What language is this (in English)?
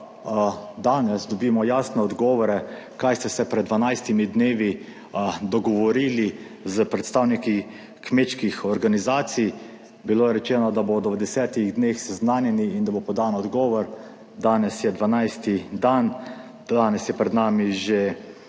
Slovenian